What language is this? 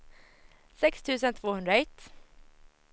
Swedish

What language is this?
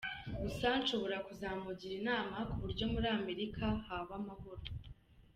Kinyarwanda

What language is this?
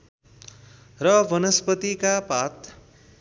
Nepali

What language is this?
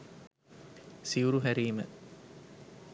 Sinhala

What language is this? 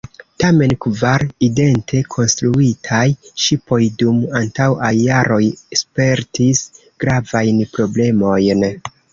Esperanto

